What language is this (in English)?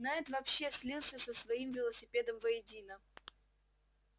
Russian